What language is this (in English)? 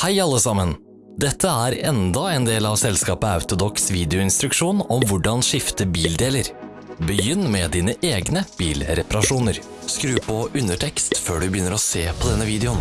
Dutch